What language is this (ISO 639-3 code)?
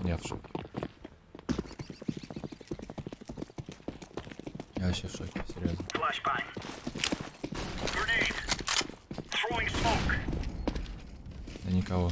rus